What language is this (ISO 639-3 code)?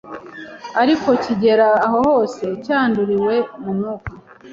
kin